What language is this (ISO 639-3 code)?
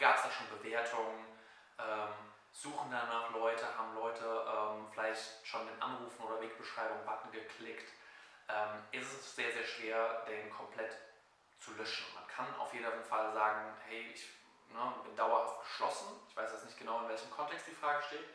deu